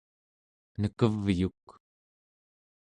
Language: Central Yupik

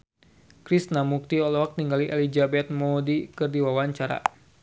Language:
Sundanese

